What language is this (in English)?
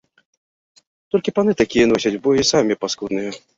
Belarusian